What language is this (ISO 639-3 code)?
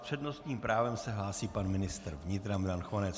ces